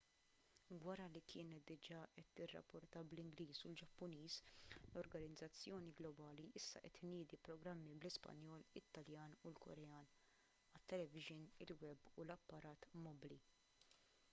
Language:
Maltese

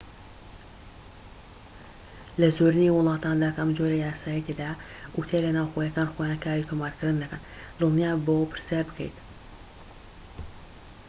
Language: Central Kurdish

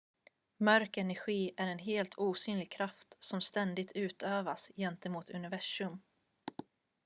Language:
Swedish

